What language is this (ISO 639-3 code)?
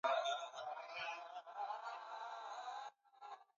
swa